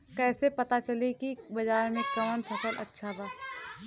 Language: Bhojpuri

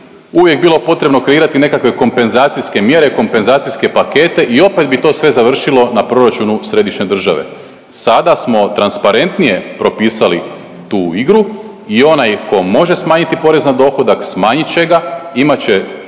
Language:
Croatian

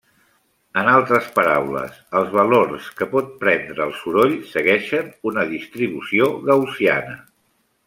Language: Catalan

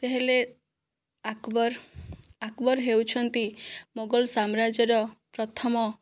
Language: Odia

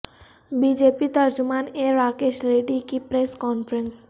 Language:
Urdu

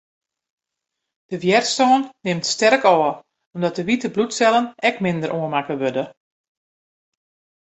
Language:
Western Frisian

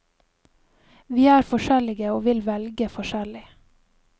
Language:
Norwegian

